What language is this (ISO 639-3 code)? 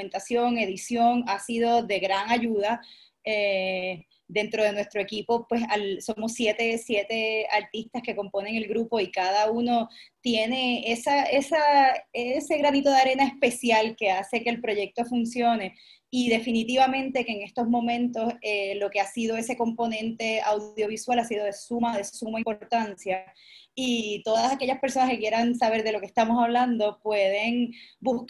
spa